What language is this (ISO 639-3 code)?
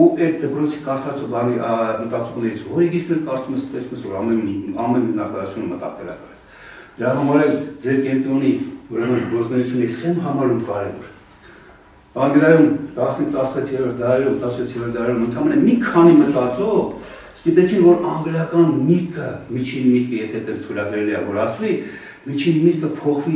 ara